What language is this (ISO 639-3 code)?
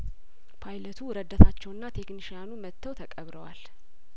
amh